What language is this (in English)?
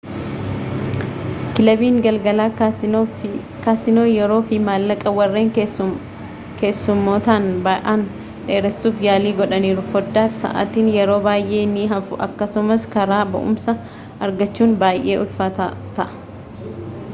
Oromo